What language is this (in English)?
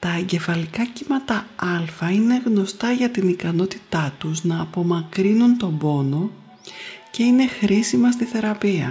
Greek